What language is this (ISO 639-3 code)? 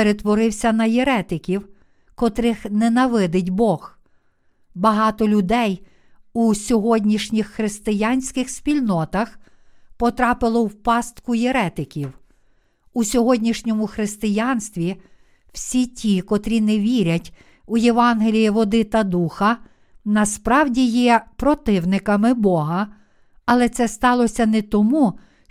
ukr